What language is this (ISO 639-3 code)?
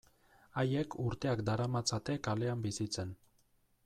eus